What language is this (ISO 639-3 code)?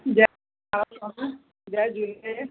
snd